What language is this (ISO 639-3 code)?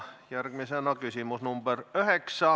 est